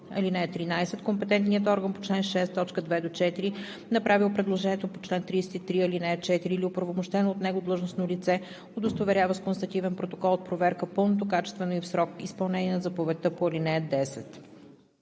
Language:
Bulgarian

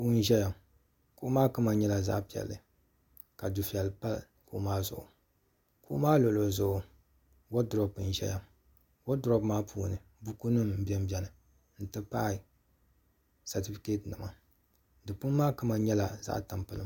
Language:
Dagbani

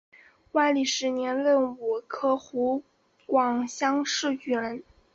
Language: Chinese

